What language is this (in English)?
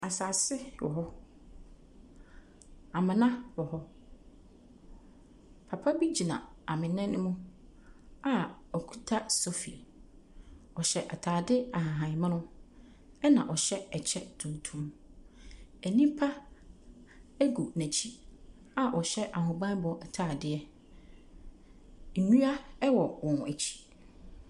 Akan